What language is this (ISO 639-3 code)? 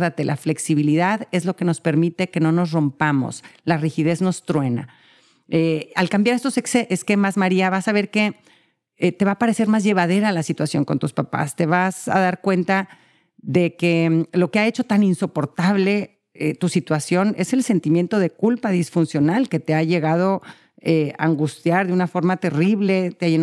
spa